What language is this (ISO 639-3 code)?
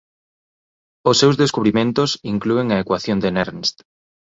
glg